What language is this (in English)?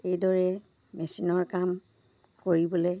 Assamese